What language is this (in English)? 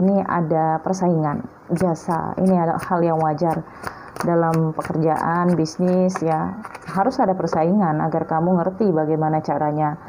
Indonesian